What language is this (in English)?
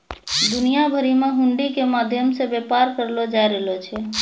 Maithili